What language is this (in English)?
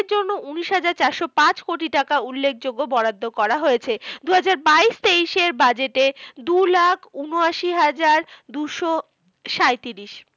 Bangla